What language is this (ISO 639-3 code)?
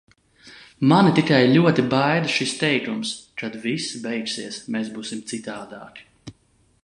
lav